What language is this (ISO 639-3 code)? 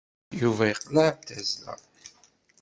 kab